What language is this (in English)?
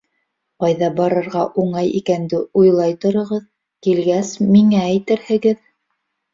Bashkir